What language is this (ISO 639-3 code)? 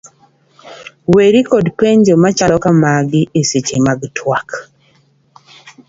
luo